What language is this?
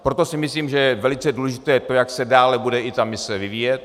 Czech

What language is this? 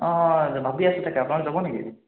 Assamese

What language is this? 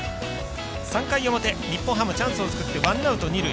Japanese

